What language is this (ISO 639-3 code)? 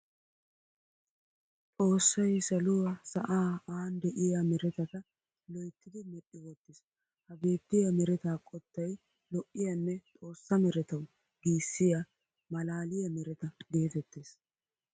wal